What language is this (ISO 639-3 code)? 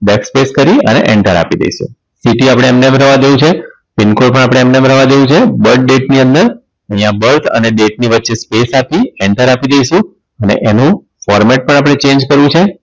guj